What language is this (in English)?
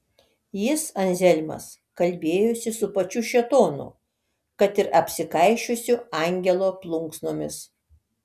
Lithuanian